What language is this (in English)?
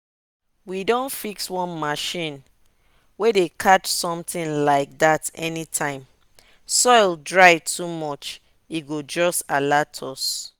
Nigerian Pidgin